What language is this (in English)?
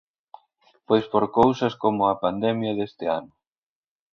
Galician